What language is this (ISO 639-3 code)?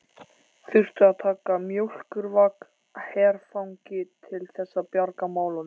isl